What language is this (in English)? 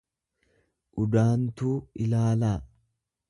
Oromo